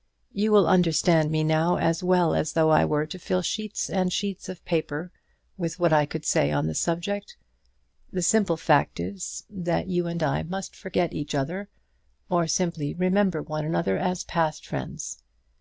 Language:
English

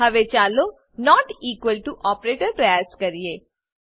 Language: Gujarati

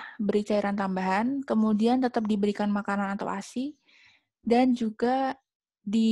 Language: Indonesian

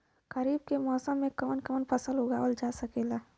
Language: Bhojpuri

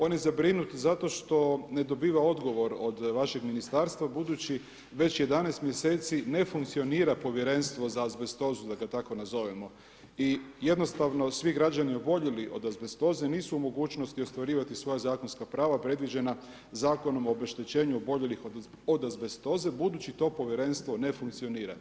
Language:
Croatian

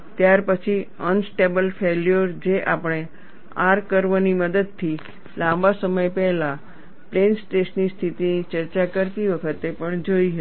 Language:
Gujarati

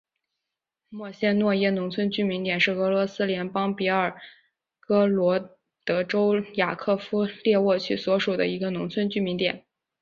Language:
Chinese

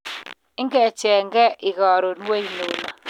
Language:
Kalenjin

